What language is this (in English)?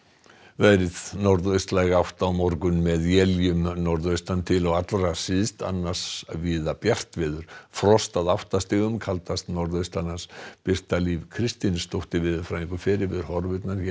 Icelandic